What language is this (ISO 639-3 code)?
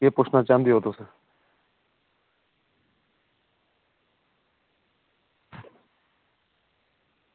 doi